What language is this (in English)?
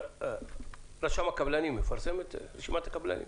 Hebrew